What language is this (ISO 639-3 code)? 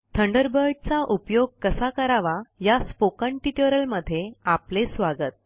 mar